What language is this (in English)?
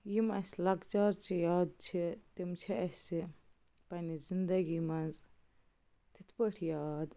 Kashmiri